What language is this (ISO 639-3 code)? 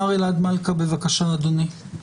heb